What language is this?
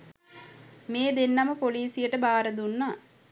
Sinhala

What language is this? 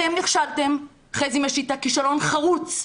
Hebrew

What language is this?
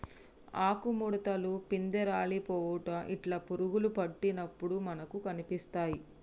Telugu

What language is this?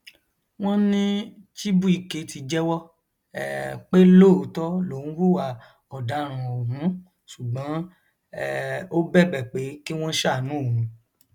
Yoruba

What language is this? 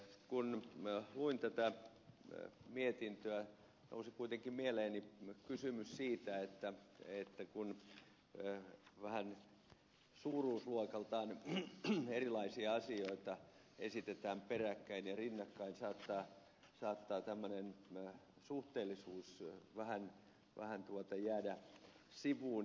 Finnish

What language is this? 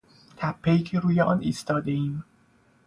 Persian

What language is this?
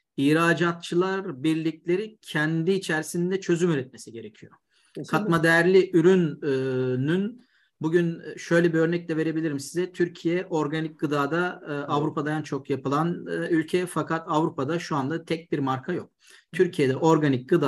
Turkish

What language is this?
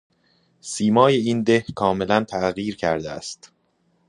Persian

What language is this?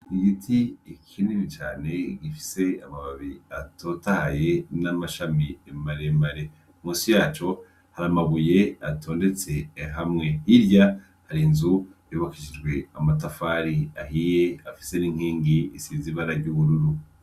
Rundi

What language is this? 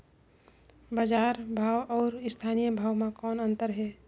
Chhattisgarhi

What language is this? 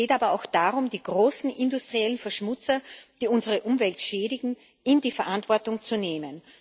German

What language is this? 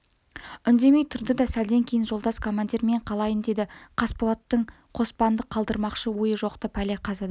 Kazakh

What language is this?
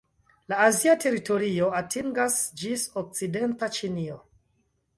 Esperanto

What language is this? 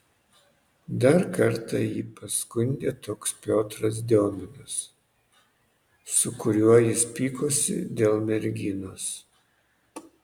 Lithuanian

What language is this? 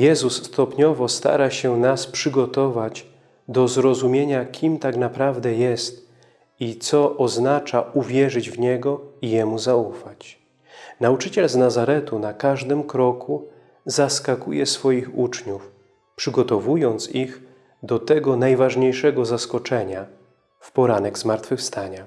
Polish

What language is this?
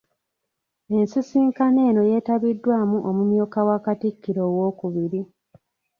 Ganda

